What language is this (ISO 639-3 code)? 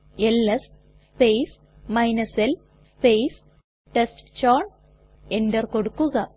mal